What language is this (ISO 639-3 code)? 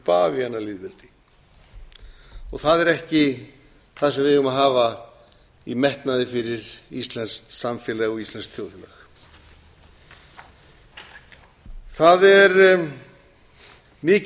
isl